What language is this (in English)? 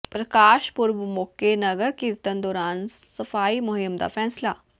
Punjabi